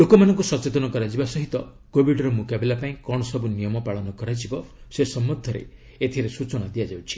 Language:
Odia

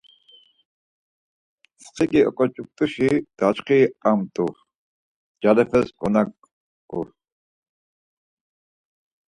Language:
Laz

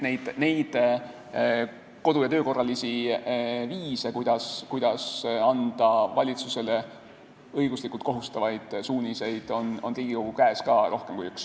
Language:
Estonian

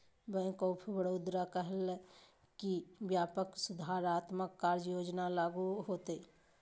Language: Magahi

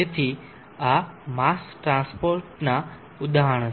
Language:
Gujarati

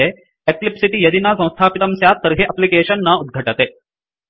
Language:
Sanskrit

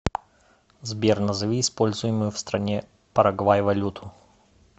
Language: Russian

